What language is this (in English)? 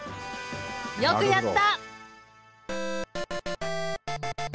Japanese